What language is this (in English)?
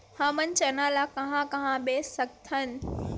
Chhattisgarhi